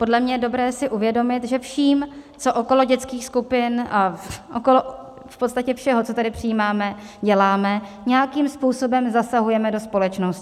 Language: Czech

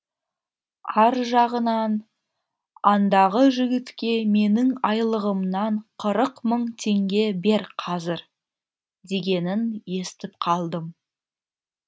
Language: Kazakh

